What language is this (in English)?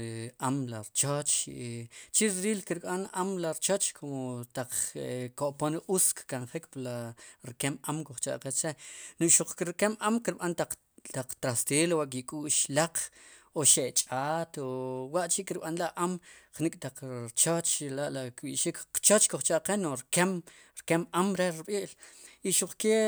Sipacapense